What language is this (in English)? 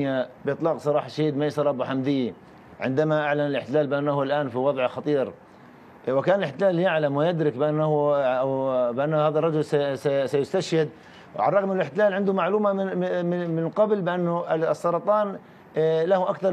Arabic